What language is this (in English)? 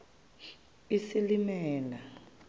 Xhosa